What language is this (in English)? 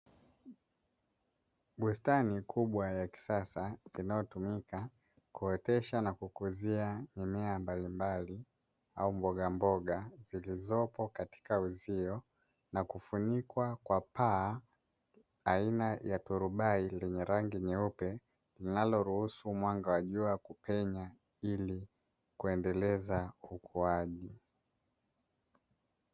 Swahili